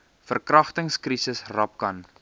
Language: Afrikaans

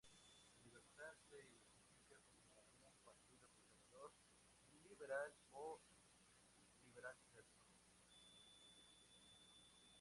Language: Spanish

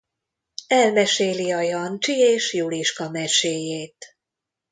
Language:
Hungarian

